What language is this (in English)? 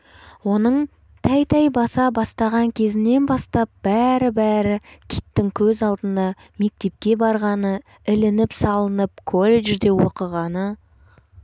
Kazakh